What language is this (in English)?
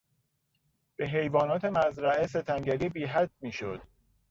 Persian